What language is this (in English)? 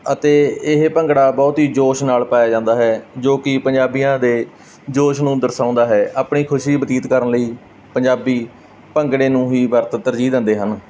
Punjabi